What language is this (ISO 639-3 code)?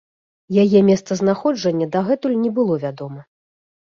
bel